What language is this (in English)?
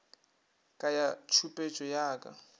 Northern Sotho